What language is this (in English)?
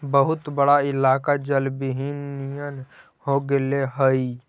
Magahi